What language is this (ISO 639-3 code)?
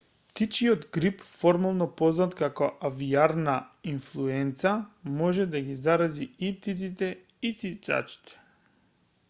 mkd